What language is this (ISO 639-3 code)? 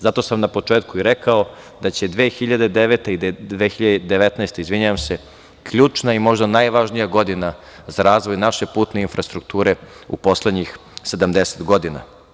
srp